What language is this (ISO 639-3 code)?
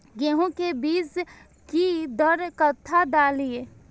mai